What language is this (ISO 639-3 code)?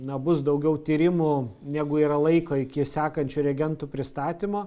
lit